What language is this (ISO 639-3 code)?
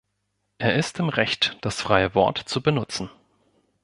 deu